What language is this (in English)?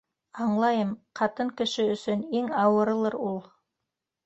Bashkir